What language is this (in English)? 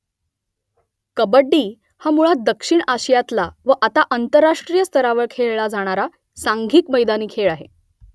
Marathi